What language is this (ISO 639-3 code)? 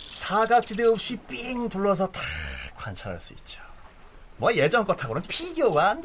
kor